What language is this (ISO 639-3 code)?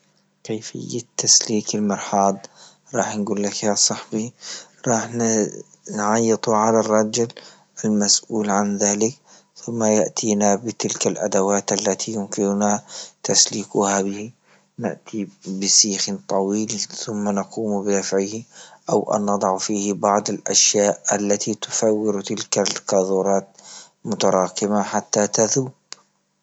ayl